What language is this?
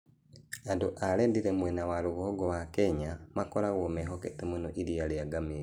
Kikuyu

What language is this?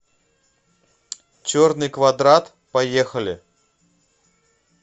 Russian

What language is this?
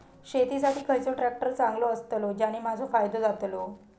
Marathi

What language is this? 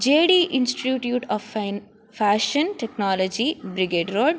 Sanskrit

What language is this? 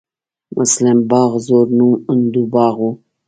Pashto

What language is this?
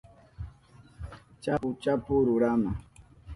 Southern Pastaza Quechua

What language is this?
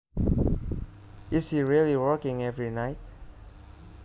Javanese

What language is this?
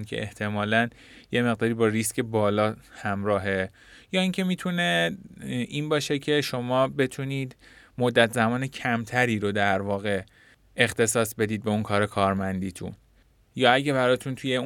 Persian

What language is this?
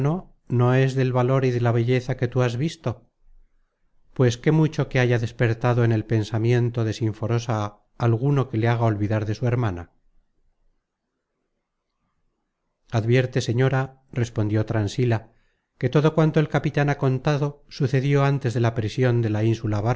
Spanish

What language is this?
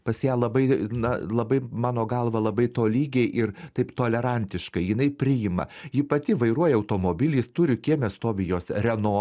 Lithuanian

